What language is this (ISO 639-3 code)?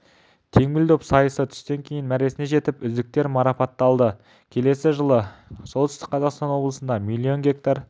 kaz